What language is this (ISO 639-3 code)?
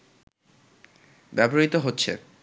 ben